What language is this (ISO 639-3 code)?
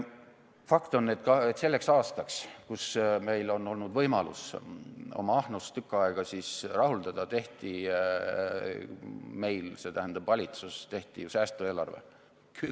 est